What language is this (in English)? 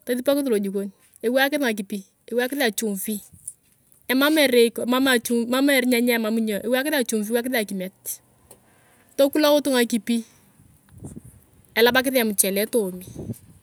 Turkana